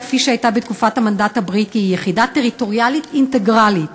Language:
Hebrew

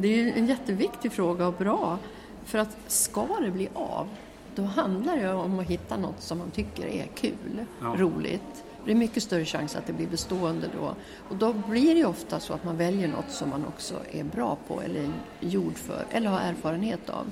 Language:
Swedish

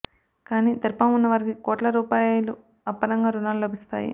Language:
Telugu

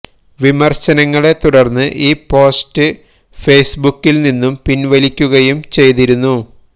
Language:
Malayalam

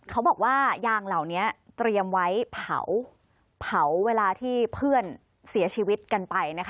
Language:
Thai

